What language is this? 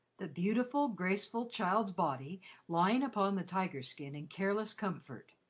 English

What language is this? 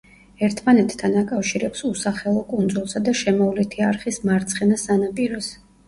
Georgian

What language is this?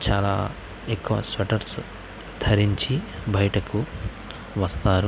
Telugu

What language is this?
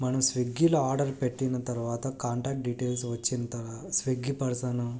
Telugu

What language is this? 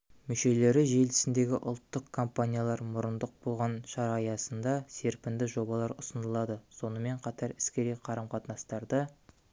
Kazakh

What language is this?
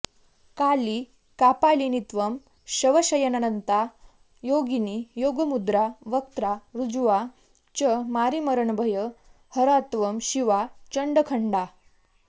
Sanskrit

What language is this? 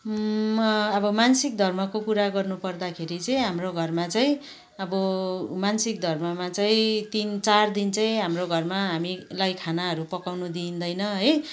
Nepali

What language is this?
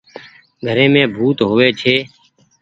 Goaria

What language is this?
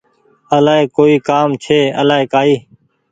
Goaria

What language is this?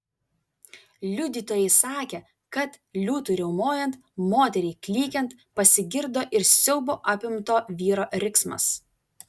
Lithuanian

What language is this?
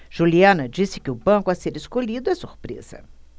Portuguese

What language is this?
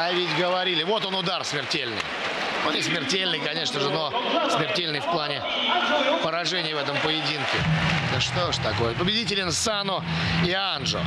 Russian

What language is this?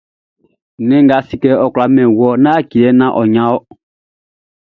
Baoulé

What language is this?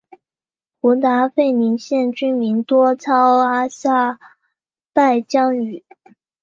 Chinese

